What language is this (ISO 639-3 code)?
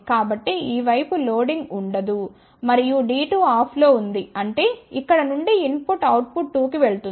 tel